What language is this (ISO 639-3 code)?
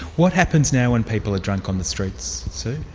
eng